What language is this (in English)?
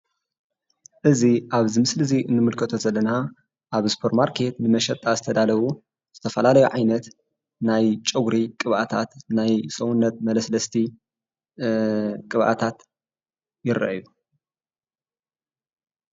Tigrinya